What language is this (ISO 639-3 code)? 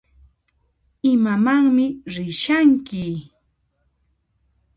qxp